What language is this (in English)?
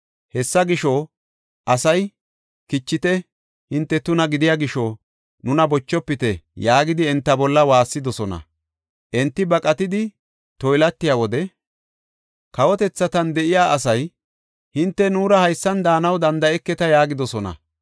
Gofa